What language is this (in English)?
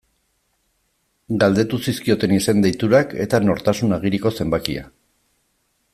Basque